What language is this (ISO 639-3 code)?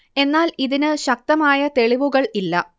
mal